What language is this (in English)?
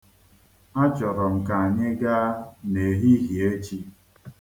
Igbo